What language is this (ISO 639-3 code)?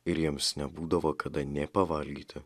lit